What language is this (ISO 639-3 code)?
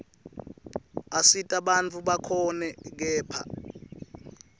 ssw